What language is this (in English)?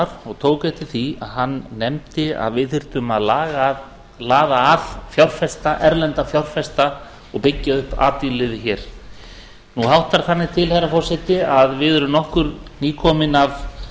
Icelandic